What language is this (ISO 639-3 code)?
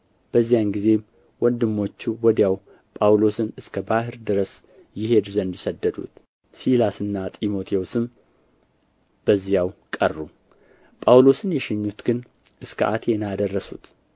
amh